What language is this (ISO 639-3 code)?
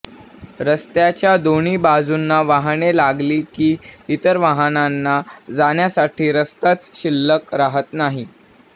mar